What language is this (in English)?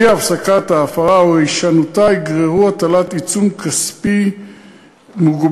Hebrew